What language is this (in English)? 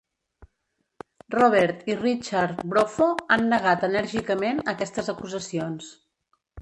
Catalan